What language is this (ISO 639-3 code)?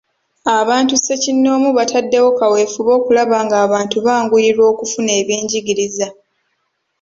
lug